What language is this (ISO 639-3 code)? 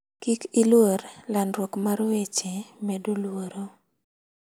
luo